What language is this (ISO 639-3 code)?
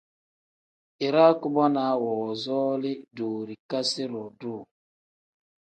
kdh